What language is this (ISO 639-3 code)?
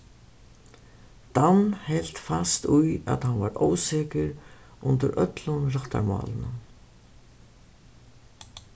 fao